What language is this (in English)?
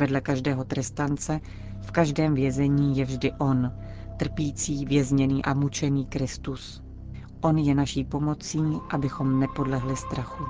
Czech